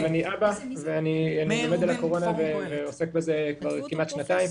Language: Hebrew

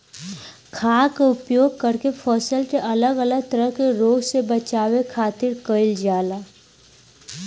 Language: Bhojpuri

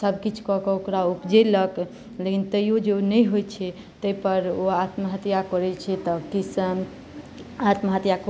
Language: Maithili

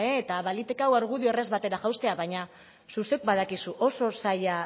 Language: Basque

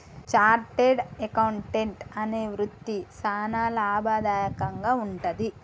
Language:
Telugu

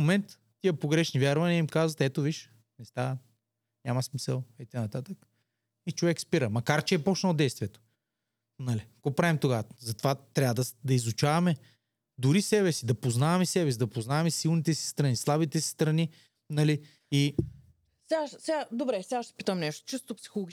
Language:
Bulgarian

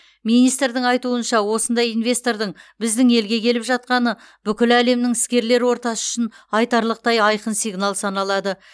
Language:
Kazakh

